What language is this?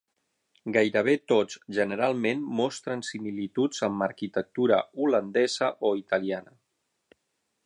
Catalan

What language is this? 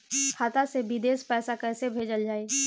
Bhojpuri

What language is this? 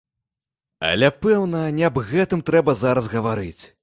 Belarusian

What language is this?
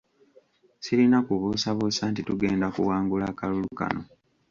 Ganda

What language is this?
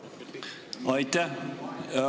Estonian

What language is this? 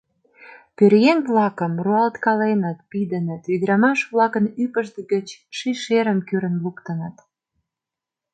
Mari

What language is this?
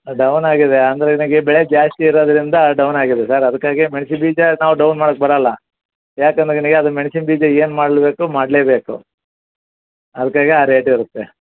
Kannada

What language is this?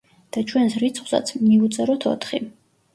Georgian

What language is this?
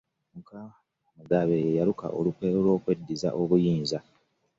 Ganda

